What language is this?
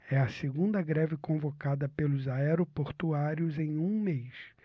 Portuguese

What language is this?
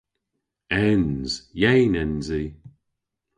Cornish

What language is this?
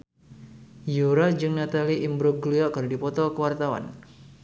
Sundanese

